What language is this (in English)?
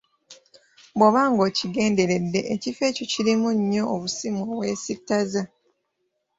Ganda